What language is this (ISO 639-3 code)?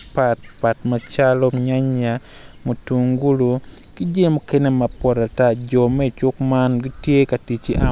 ach